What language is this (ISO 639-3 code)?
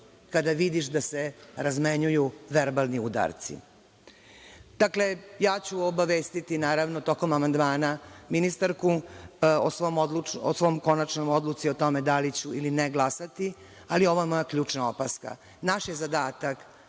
srp